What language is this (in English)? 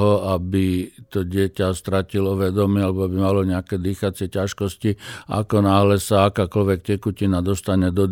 Slovak